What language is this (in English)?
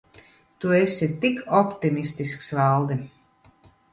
Latvian